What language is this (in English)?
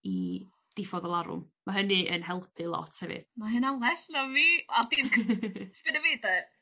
Welsh